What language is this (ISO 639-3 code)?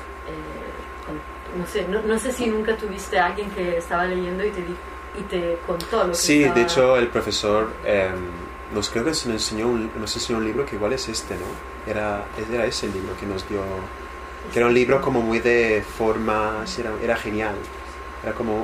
spa